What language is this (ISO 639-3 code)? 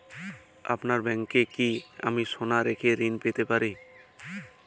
ben